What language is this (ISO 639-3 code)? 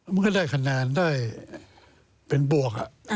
tha